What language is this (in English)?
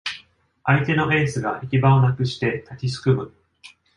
Japanese